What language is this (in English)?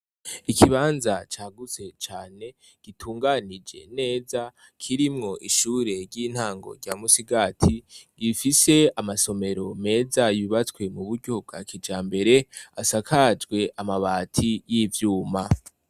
Rundi